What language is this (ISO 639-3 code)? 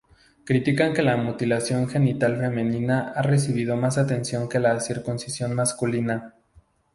spa